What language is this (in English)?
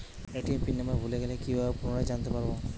Bangla